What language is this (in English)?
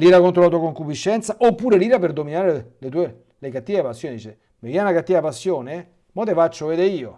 Italian